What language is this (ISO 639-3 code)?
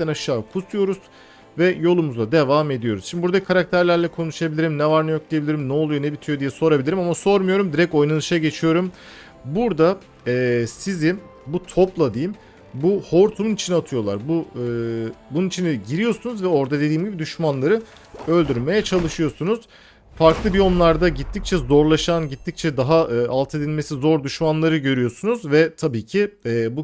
tur